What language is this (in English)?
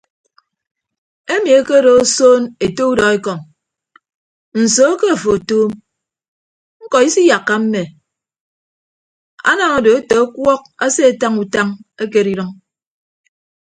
Ibibio